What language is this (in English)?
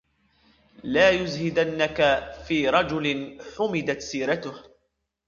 Arabic